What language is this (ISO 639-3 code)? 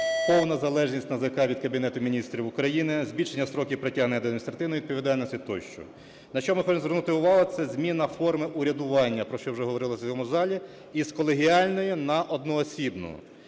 ukr